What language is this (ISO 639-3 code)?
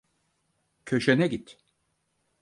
tur